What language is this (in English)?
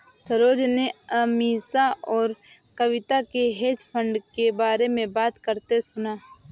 Hindi